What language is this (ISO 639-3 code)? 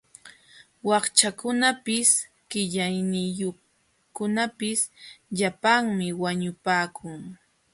qxw